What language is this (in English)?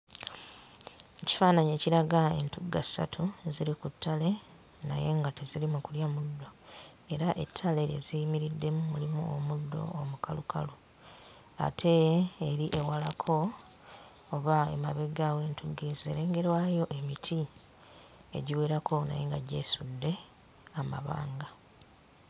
Ganda